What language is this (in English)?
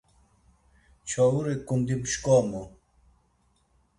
Laz